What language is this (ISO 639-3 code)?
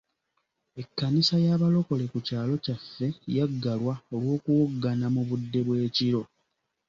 lug